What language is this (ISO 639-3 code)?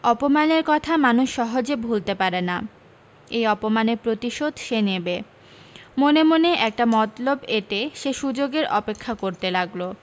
ben